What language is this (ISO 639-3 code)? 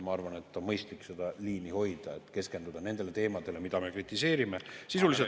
est